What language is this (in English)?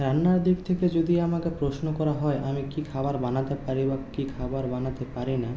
Bangla